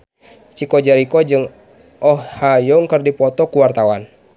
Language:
Sundanese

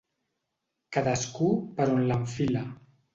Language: Catalan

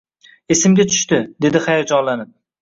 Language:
Uzbek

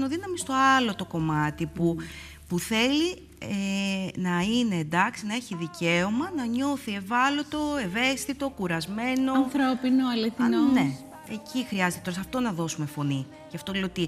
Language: Greek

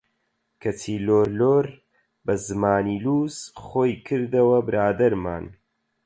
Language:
Central Kurdish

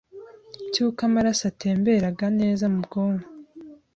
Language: Kinyarwanda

